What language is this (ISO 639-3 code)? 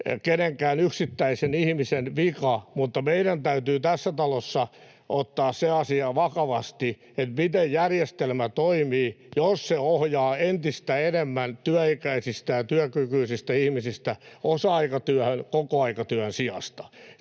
fin